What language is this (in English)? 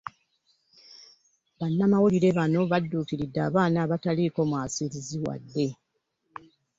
Ganda